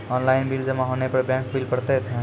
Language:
Maithili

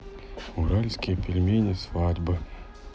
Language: Russian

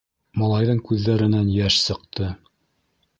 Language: Bashkir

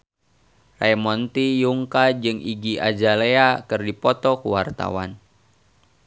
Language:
Sundanese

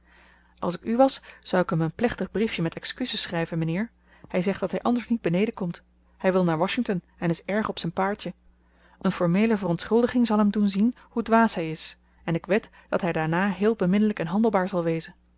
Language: Dutch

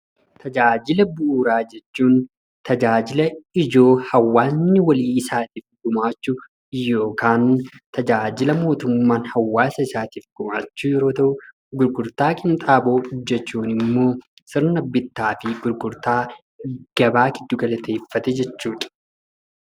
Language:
Oromo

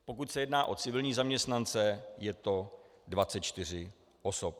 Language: Czech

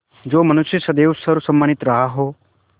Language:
Hindi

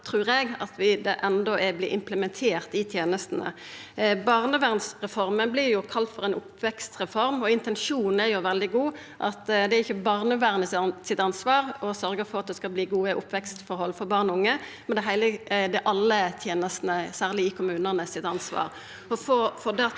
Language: Norwegian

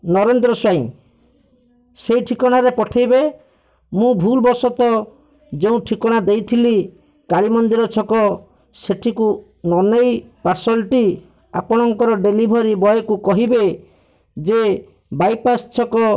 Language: Odia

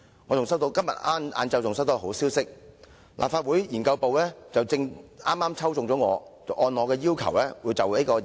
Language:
Cantonese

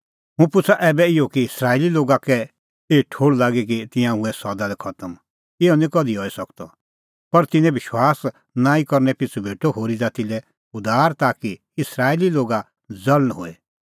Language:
Kullu Pahari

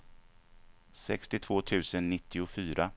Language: Swedish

